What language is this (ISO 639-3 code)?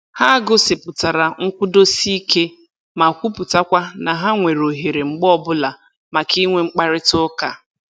ibo